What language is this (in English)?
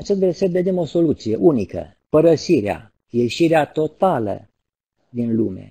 Romanian